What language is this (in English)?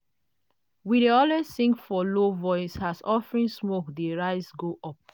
Nigerian Pidgin